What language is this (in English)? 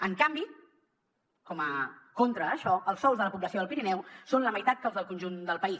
Catalan